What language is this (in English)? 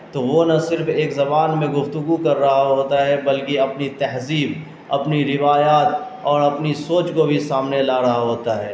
Urdu